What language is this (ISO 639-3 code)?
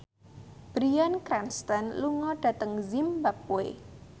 jav